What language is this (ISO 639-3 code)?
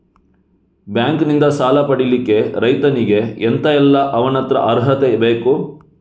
kan